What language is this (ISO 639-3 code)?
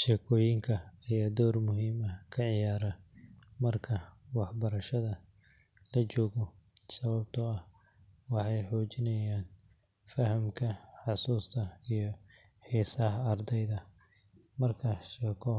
som